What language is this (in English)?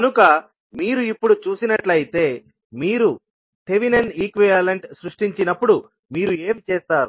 Telugu